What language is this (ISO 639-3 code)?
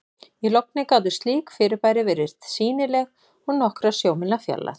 isl